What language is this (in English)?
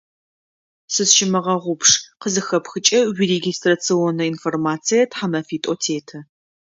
Adyghe